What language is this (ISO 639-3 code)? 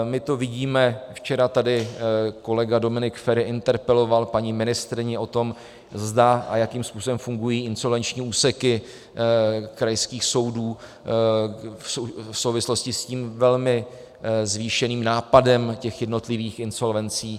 ces